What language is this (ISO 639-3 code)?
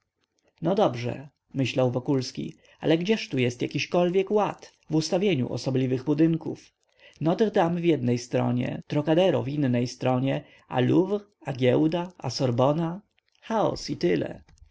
pol